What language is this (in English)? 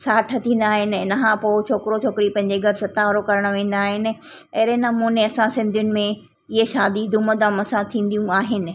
Sindhi